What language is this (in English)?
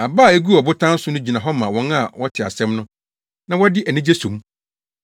Akan